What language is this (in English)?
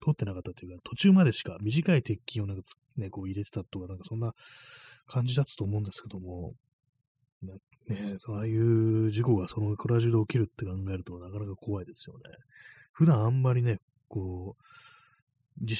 Japanese